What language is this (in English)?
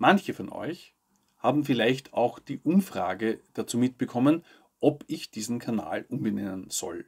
German